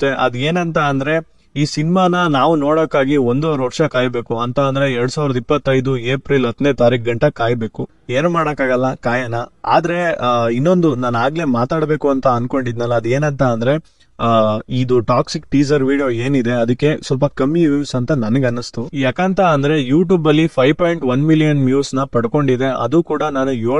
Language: Hindi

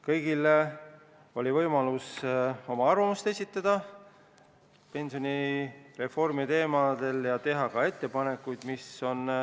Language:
Estonian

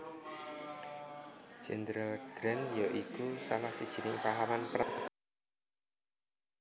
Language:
Javanese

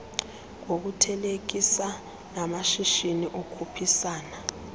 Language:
Xhosa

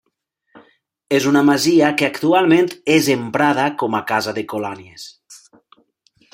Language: Catalan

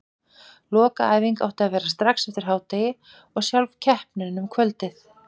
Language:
Icelandic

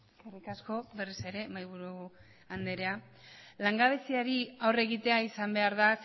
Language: Basque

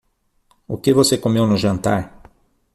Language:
Portuguese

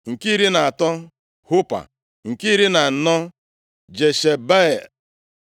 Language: Igbo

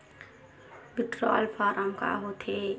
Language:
Chhattisgarhi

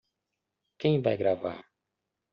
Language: Portuguese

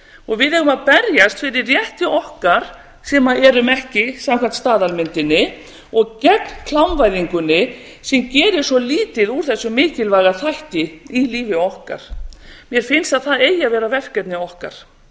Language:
Icelandic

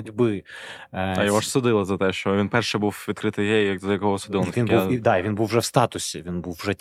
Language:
Ukrainian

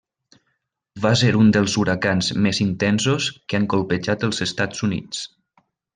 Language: Catalan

